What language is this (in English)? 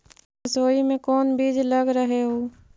Magahi